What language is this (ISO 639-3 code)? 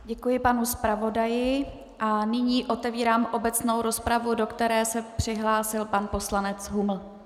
ces